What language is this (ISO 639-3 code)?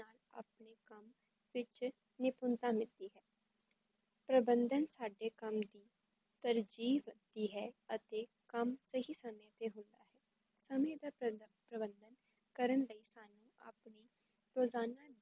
pan